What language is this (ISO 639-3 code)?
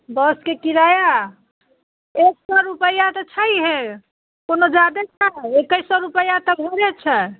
mai